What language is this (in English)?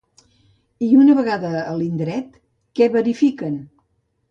Catalan